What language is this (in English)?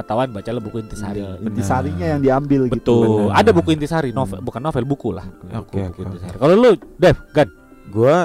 Indonesian